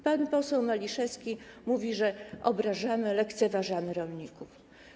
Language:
Polish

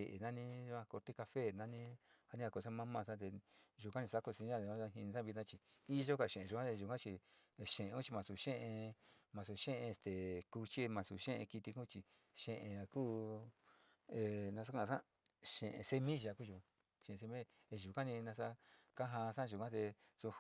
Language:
Sinicahua Mixtec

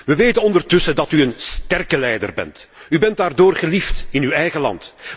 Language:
Dutch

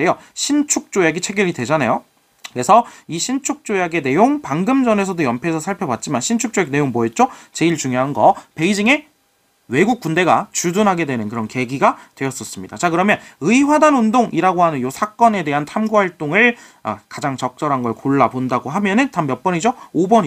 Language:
Korean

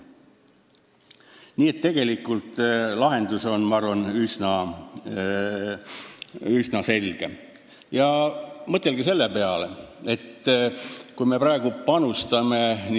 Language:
Estonian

